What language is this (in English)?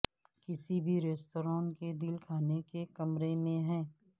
Urdu